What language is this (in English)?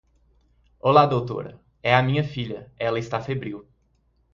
Portuguese